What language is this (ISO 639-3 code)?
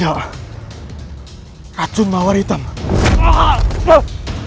ind